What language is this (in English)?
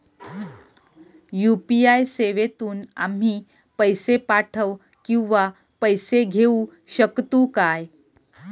Marathi